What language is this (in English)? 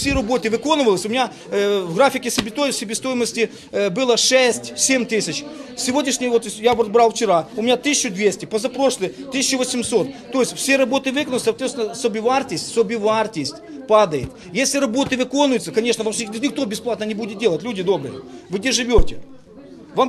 Ukrainian